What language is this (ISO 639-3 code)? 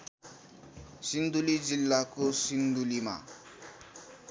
nep